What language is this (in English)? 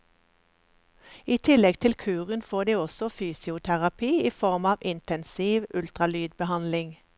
Norwegian